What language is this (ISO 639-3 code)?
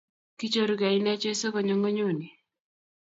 kln